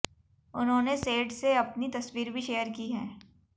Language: Hindi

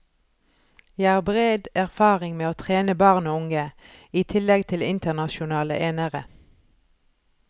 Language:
Norwegian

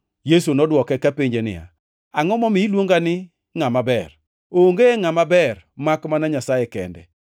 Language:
Luo (Kenya and Tanzania)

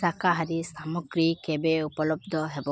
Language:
Odia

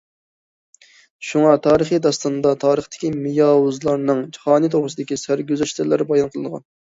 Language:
Uyghur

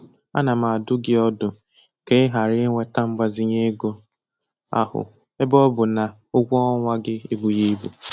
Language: Igbo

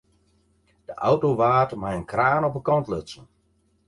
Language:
Western Frisian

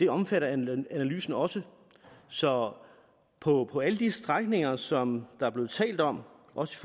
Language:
Danish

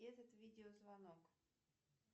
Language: Russian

